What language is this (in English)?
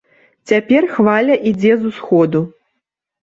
Belarusian